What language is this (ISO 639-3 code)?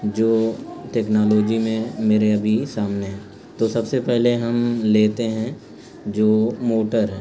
urd